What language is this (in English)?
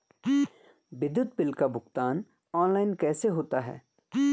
Hindi